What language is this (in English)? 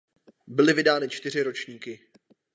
Czech